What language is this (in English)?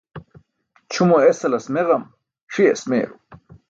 Burushaski